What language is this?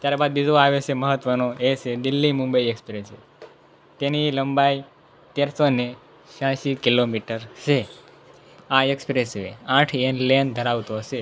Gujarati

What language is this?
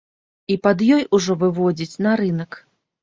Belarusian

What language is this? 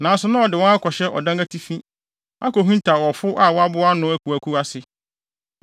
Akan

